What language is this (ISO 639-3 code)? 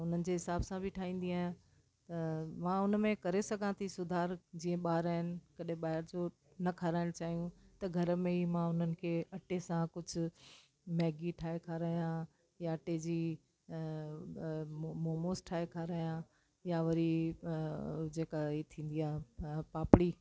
snd